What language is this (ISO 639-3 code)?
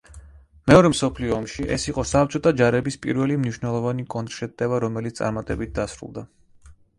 kat